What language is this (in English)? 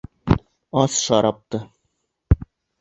Bashkir